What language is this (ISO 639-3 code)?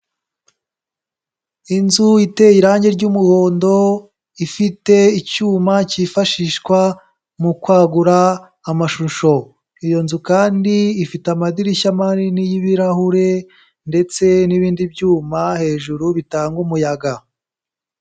kin